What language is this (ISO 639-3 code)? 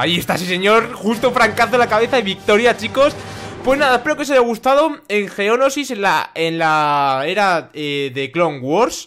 spa